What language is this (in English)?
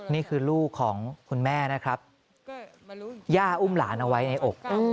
Thai